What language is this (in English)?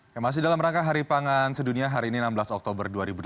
Indonesian